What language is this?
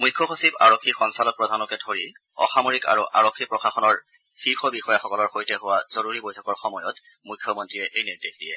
Assamese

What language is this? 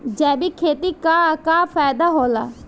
Bhojpuri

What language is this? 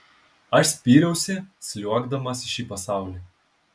Lithuanian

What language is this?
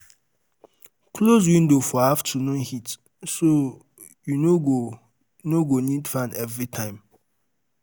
Nigerian Pidgin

